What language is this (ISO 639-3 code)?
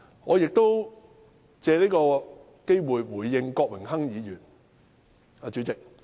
yue